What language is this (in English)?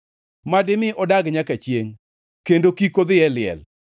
Luo (Kenya and Tanzania)